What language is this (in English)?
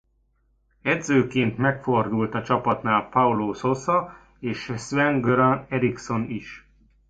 Hungarian